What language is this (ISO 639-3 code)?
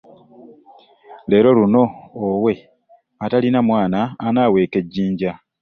lug